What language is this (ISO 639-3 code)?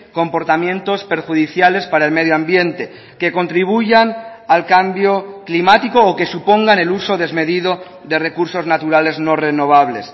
spa